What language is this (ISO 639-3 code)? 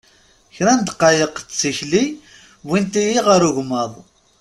kab